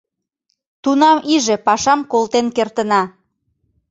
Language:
Mari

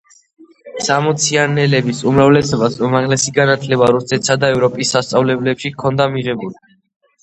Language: Georgian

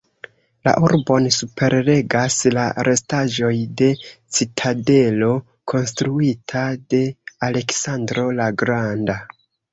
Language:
Esperanto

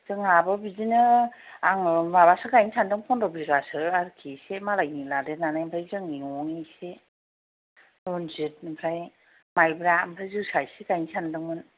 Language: Bodo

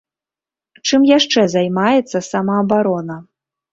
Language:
Belarusian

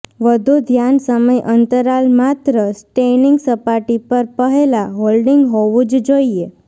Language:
Gujarati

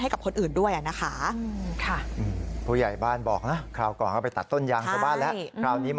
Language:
Thai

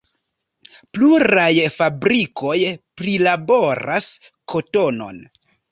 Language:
Esperanto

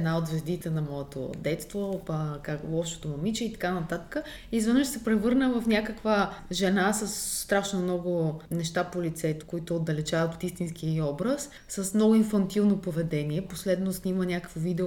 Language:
Bulgarian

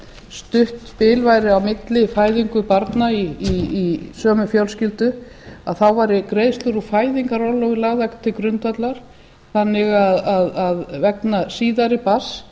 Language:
Icelandic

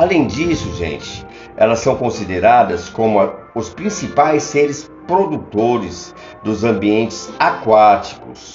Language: Portuguese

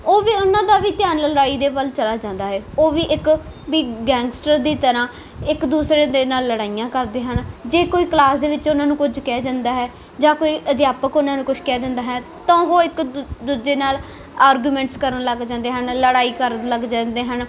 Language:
Punjabi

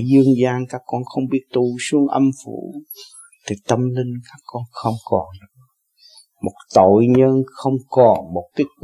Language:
Vietnamese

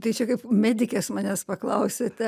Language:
Lithuanian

